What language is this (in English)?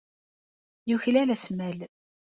Kabyle